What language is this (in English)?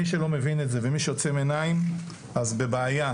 Hebrew